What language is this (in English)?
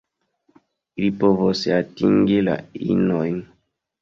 Esperanto